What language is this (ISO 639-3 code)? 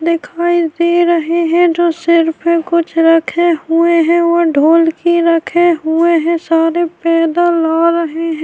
urd